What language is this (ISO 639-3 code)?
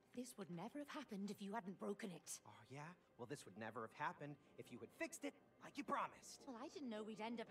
spa